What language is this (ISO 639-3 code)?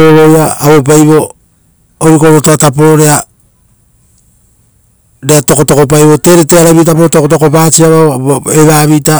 roo